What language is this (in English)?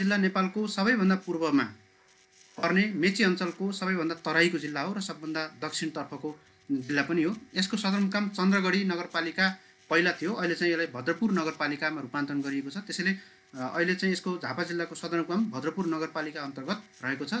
Hindi